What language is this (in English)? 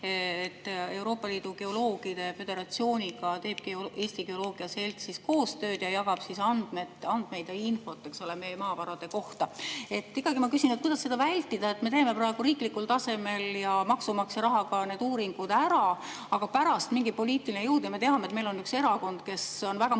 Estonian